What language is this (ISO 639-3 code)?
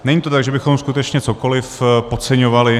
ces